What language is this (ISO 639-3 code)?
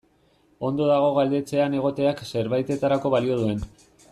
eus